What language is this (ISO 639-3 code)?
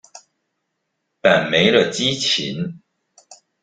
zho